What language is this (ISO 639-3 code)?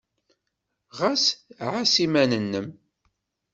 kab